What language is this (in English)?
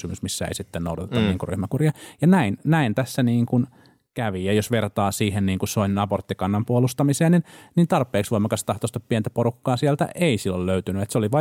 Finnish